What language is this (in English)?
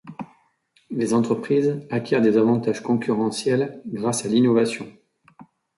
French